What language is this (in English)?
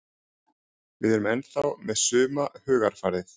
Icelandic